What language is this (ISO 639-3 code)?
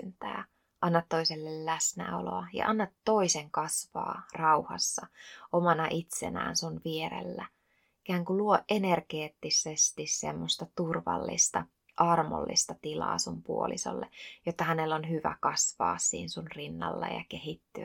fin